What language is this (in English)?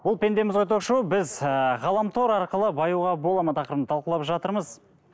Kazakh